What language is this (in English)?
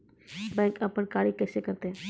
Maithili